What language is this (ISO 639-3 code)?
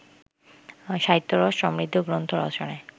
ben